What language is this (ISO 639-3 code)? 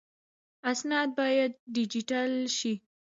pus